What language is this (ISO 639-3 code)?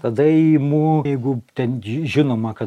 lit